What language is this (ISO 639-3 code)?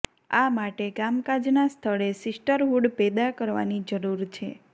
guj